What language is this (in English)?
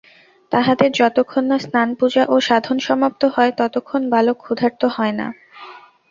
Bangla